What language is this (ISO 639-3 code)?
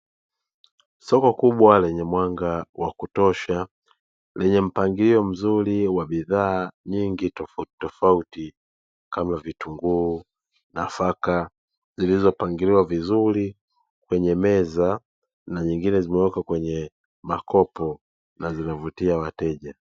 swa